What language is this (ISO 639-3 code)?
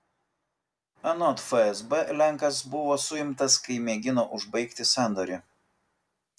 lit